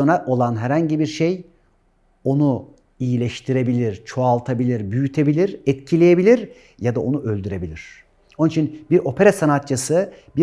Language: Turkish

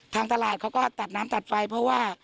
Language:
Thai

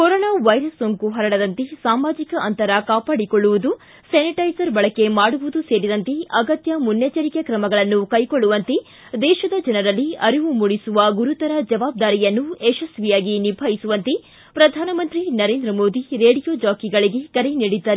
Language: Kannada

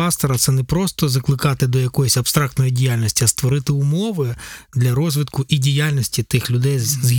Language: Ukrainian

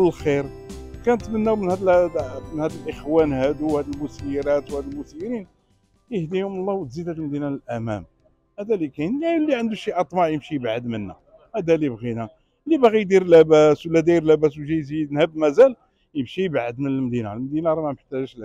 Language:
Arabic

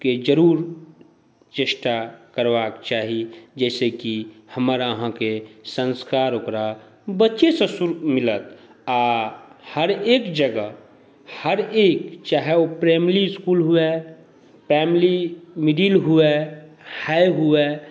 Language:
Maithili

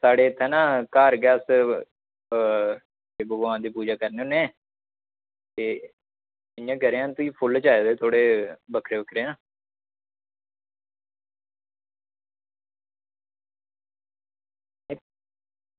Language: Dogri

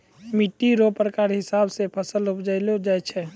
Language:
Maithili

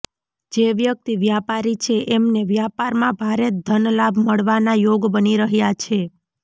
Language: Gujarati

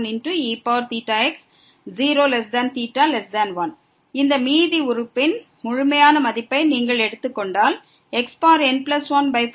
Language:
Tamil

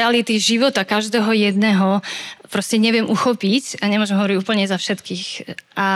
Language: Slovak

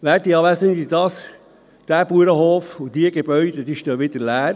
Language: Swiss German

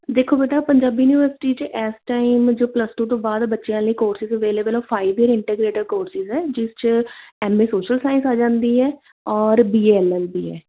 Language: Punjabi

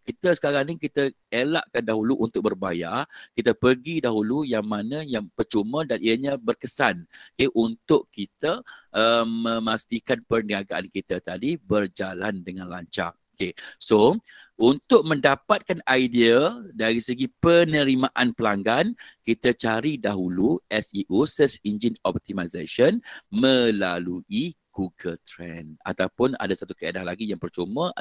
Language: Malay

